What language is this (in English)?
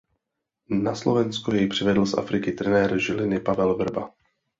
Czech